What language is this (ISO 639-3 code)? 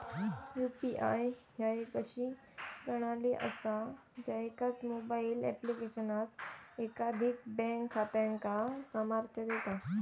mar